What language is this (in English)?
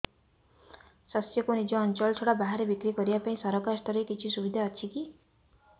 Odia